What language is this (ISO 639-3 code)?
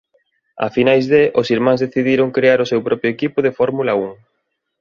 glg